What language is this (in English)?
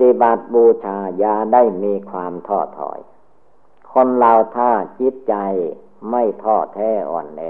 Thai